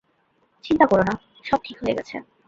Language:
Bangla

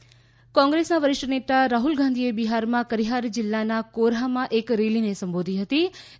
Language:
Gujarati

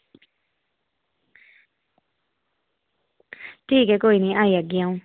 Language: Dogri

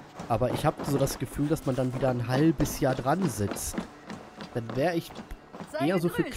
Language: German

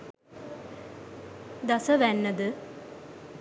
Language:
Sinhala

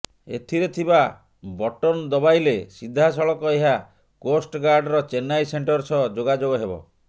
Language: Odia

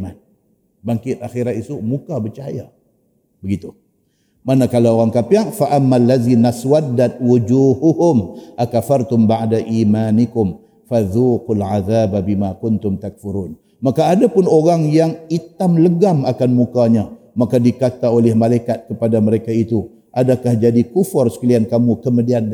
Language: Malay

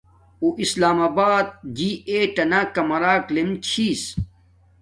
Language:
Domaaki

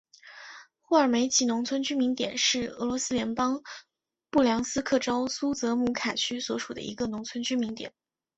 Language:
Chinese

